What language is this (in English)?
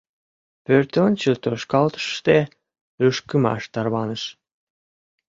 Mari